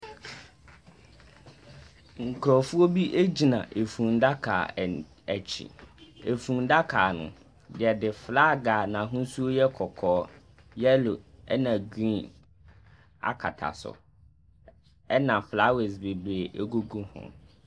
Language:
Akan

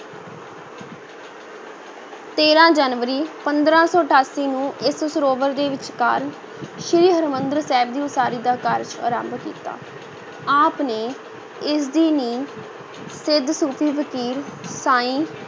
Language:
Punjabi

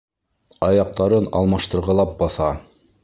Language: Bashkir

